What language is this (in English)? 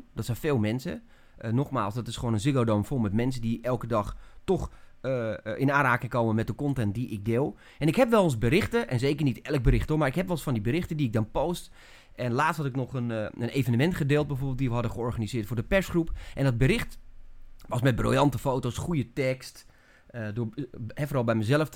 Dutch